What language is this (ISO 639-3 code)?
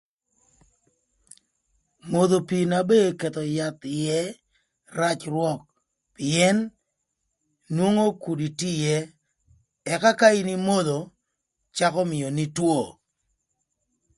lth